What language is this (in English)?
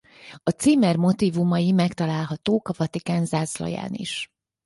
Hungarian